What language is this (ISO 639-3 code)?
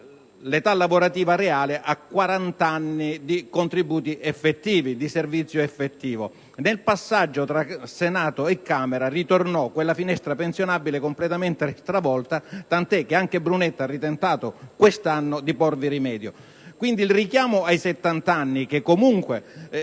ita